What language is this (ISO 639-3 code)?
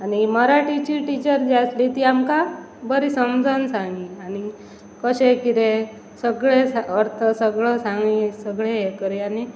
kok